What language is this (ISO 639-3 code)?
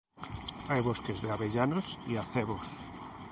spa